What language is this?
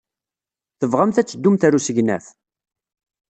Kabyle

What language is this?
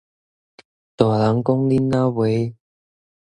Min Nan Chinese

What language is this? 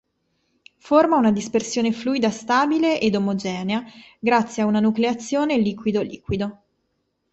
Italian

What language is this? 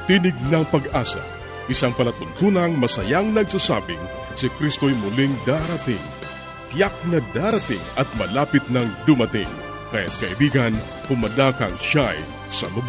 Filipino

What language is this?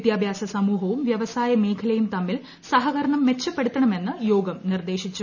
Malayalam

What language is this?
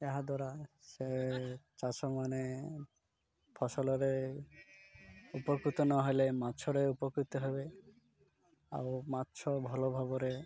Odia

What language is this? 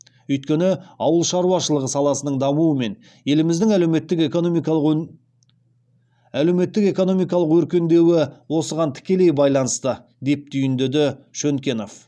Kazakh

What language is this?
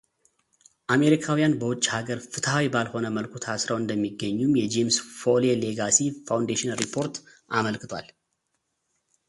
Amharic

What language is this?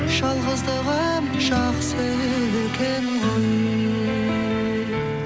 Kazakh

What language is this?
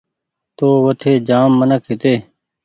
Goaria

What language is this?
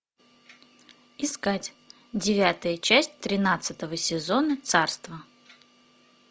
Russian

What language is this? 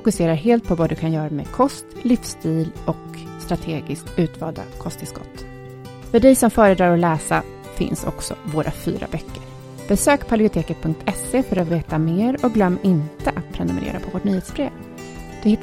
Swedish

